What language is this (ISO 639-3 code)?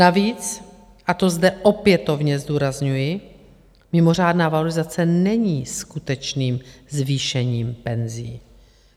ces